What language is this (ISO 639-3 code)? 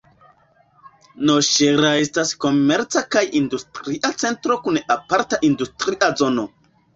epo